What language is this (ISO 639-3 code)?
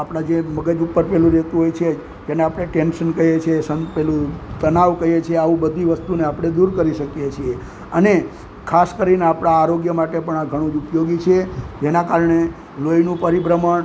guj